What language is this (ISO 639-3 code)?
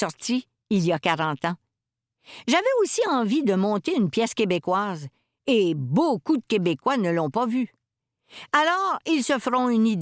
fra